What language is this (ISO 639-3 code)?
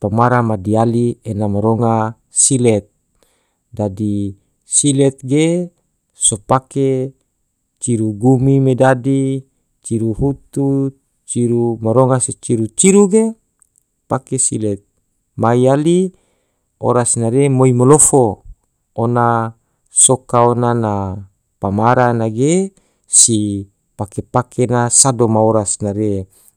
tvo